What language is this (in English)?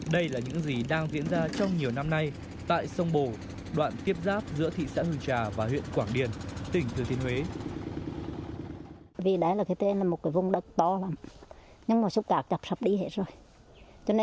Vietnamese